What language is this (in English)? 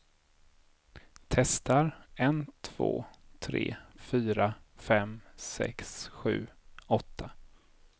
Swedish